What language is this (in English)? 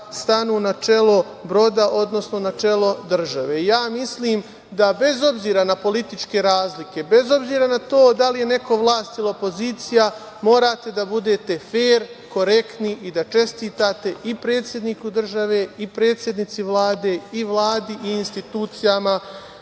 Serbian